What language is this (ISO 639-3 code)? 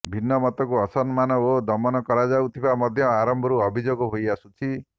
ori